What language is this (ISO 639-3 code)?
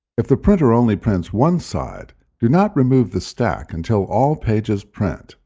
eng